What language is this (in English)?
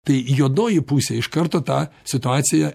Lithuanian